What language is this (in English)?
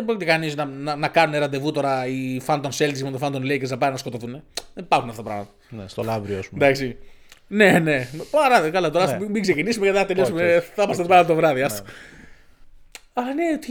Greek